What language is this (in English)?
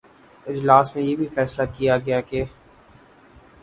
Urdu